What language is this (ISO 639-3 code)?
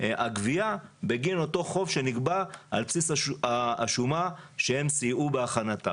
heb